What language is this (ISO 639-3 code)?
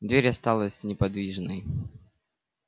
rus